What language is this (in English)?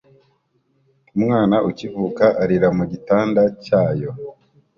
Kinyarwanda